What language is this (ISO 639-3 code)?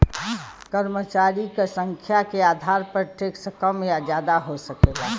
bho